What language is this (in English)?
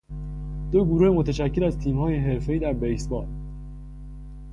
Persian